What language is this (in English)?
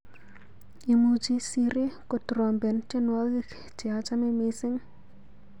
Kalenjin